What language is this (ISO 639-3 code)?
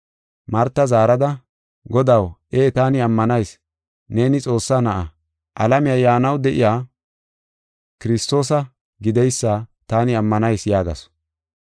gof